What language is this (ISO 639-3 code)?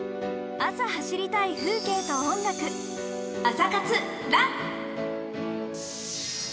jpn